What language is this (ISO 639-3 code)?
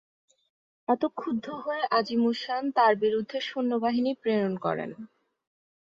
ben